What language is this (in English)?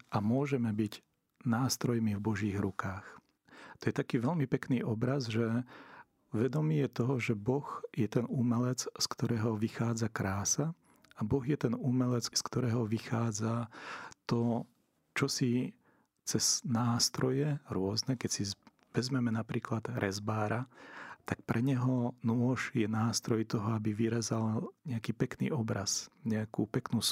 Slovak